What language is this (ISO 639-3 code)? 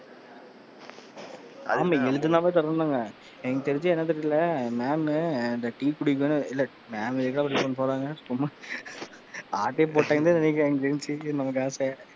tam